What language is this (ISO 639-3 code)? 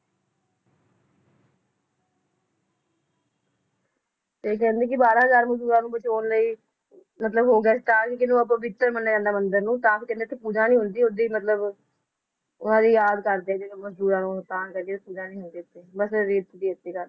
pan